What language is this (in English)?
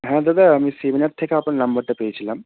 Bangla